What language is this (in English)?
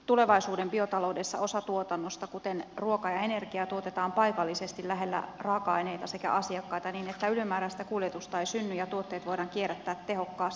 Finnish